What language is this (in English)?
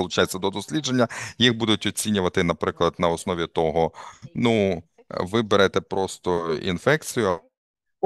Ukrainian